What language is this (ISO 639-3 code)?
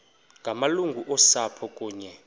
xho